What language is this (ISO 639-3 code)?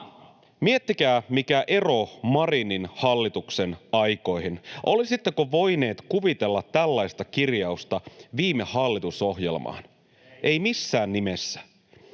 fin